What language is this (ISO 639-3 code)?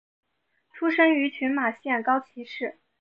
zho